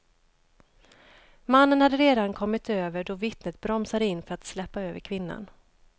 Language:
Swedish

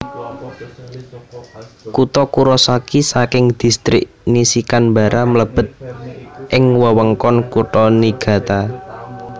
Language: Javanese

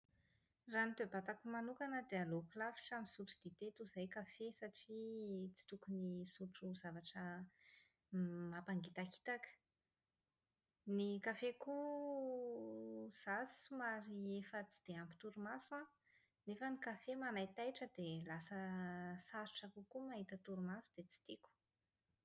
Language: Malagasy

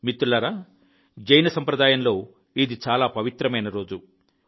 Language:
Telugu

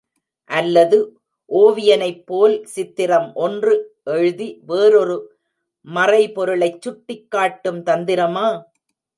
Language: Tamil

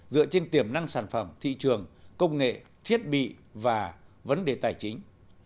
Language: Vietnamese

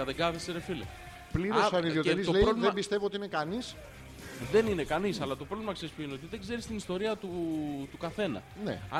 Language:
Greek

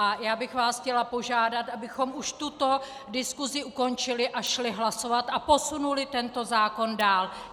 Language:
Czech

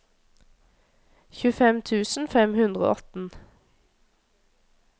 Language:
Norwegian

